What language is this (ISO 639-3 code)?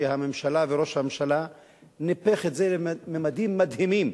heb